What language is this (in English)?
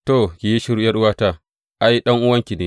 Hausa